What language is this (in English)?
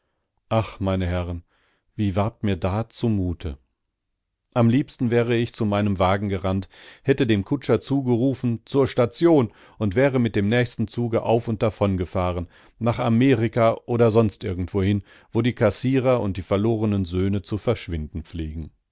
German